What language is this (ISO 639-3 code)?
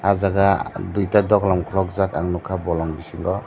trp